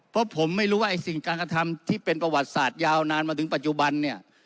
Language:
Thai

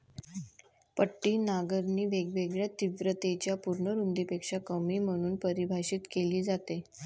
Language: Marathi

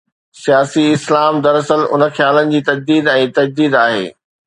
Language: Sindhi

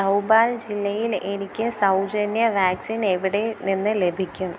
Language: Malayalam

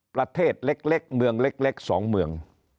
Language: Thai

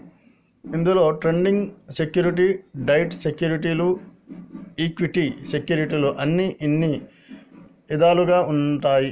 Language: Telugu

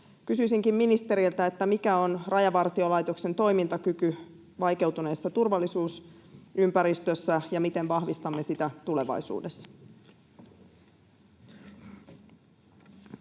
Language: Finnish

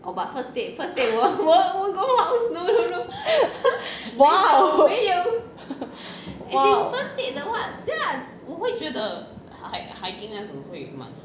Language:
English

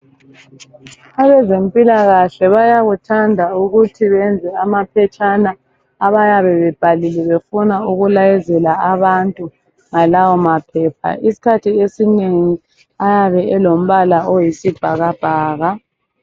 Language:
North Ndebele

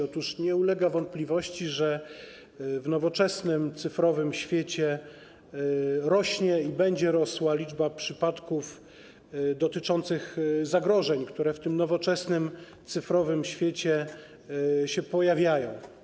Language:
Polish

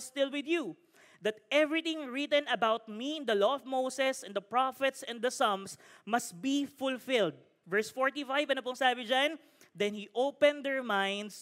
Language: Filipino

